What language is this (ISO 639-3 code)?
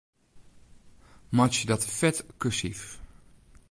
fry